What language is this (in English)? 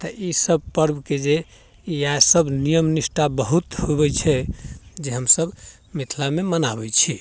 Maithili